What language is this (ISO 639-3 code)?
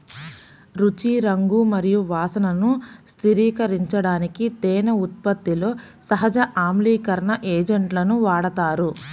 tel